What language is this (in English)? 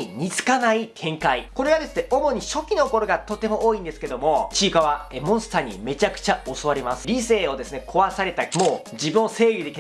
Japanese